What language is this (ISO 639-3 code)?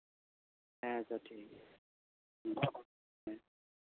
sat